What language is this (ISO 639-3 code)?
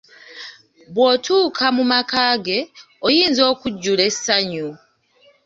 lug